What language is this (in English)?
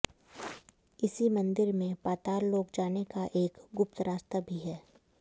Hindi